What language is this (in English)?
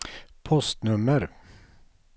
Swedish